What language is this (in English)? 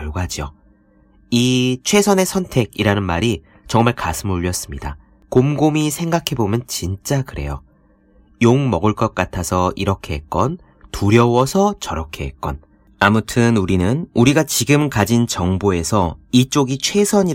Korean